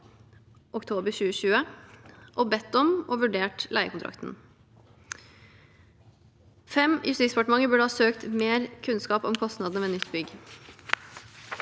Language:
Norwegian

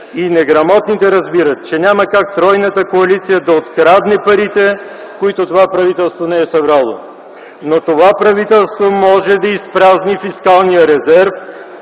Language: Bulgarian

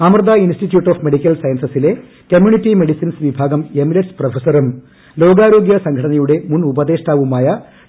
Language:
Malayalam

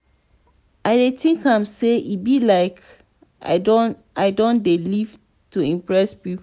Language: Nigerian Pidgin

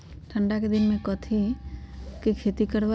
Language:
Magahi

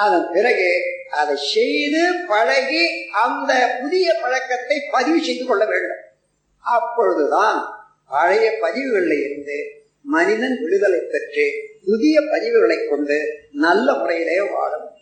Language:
Tamil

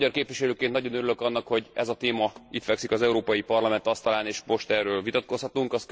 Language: Hungarian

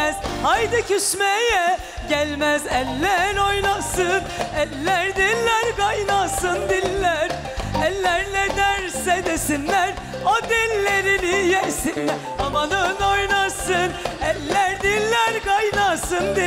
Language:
Turkish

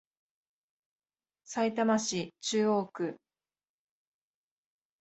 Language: Japanese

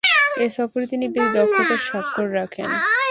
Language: Bangla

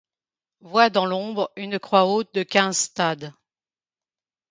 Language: French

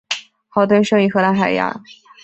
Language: Chinese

